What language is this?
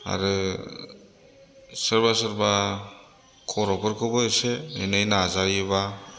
Bodo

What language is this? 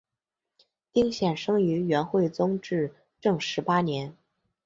Chinese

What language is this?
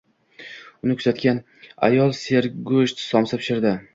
Uzbek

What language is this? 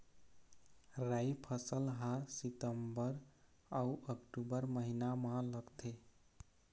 Chhattisgarhi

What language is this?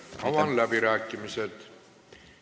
Estonian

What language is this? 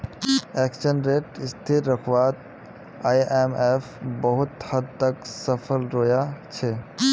Magahi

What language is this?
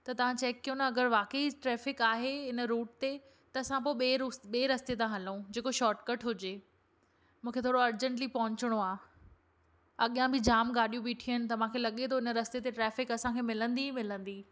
Sindhi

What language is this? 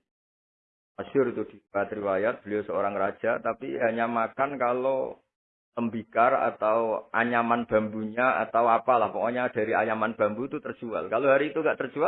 Indonesian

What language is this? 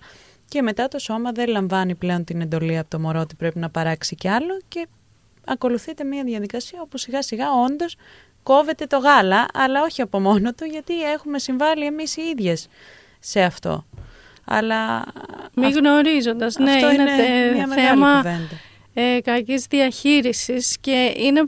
Greek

